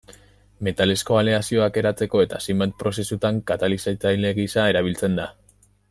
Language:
Basque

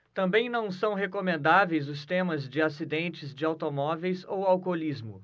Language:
Portuguese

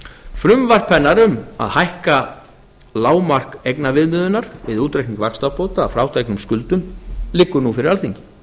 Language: Icelandic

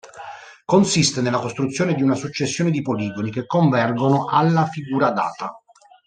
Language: Italian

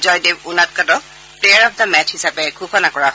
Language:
Assamese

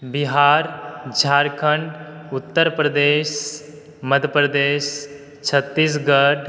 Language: Maithili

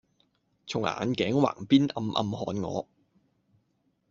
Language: Cantonese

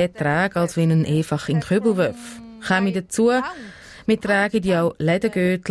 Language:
German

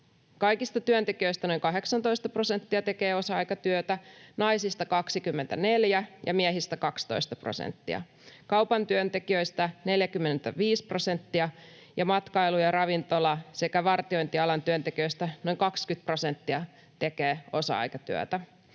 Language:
Finnish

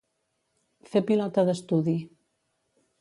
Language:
Catalan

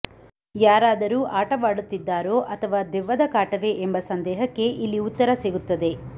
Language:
Kannada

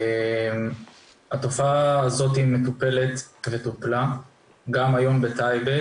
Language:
Hebrew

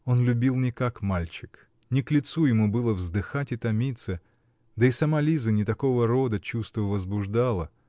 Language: Russian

